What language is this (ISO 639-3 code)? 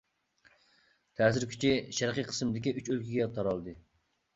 uig